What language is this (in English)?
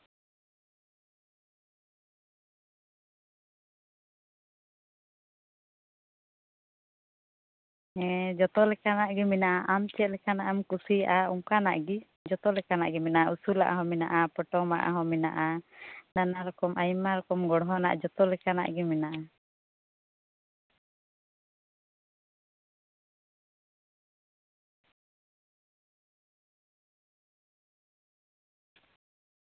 Santali